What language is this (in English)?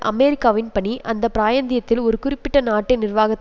Tamil